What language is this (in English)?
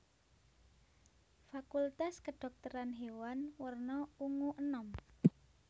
Javanese